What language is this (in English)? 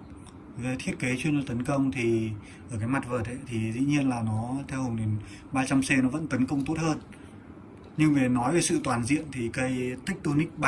Vietnamese